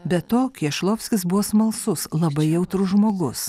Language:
Lithuanian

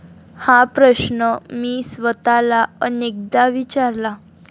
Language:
Marathi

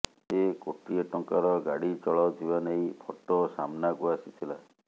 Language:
Odia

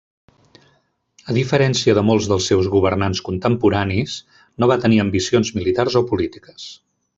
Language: Catalan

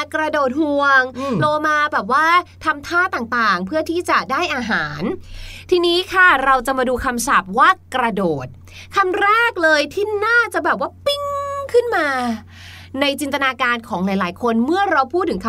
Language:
Thai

